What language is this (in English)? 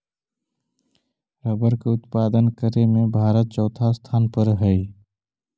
Magahi